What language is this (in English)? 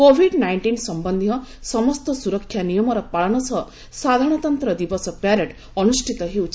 Odia